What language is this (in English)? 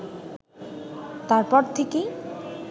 Bangla